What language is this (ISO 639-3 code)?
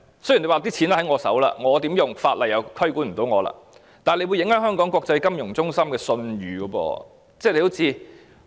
yue